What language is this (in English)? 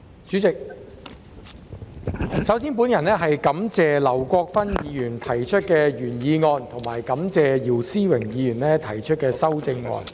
Cantonese